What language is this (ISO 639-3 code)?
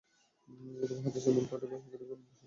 ben